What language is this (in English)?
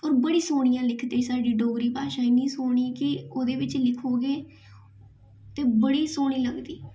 Dogri